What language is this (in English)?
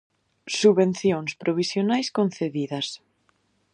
Galician